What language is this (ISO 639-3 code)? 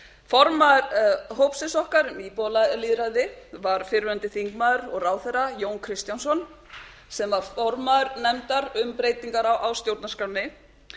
isl